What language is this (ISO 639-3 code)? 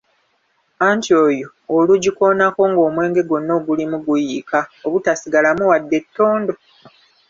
lug